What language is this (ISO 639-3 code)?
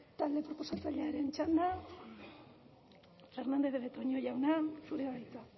eus